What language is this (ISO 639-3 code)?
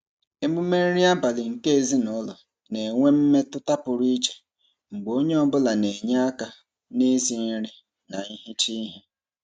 ibo